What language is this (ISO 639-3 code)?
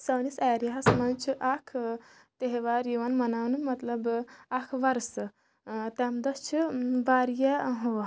kas